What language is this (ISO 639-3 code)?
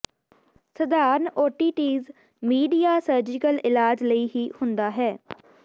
pan